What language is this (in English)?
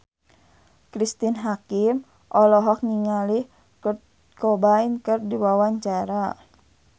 Sundanese